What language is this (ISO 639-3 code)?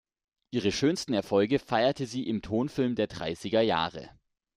deu